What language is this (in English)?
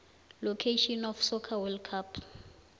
South Ndebele